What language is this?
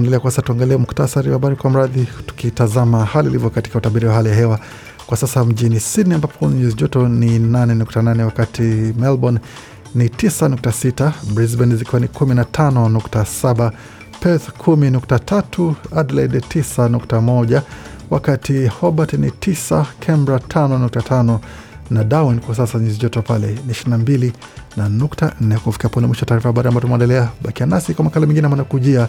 Swahili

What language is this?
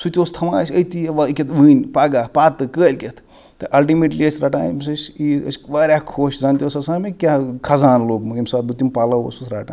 Kashmiri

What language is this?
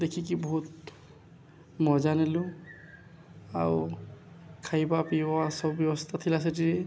Odia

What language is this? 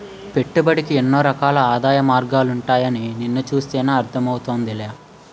Telugu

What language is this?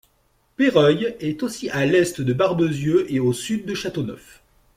French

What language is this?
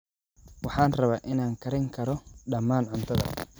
Somali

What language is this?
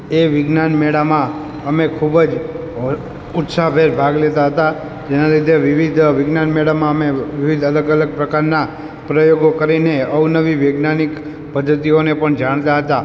Gujarati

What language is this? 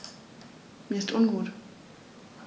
German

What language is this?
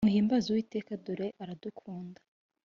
Kinyarwanda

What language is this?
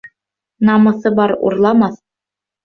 Bashkir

